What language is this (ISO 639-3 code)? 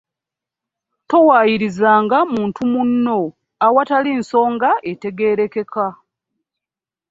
lug